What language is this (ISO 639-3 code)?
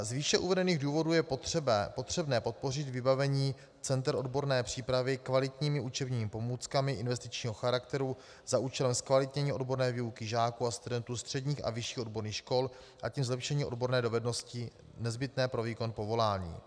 ces